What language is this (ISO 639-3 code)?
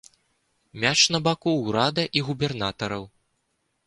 bel